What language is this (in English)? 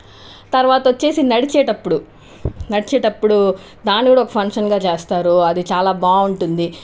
Telugu